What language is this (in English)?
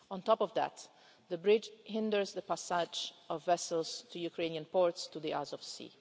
English